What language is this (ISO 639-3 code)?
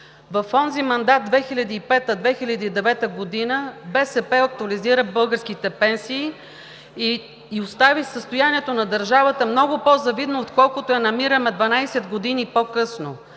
bul